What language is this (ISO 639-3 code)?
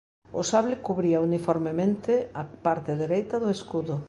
glg